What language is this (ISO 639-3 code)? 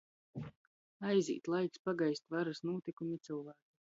ltg